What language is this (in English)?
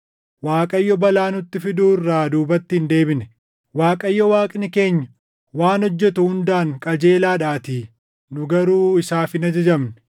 Oromo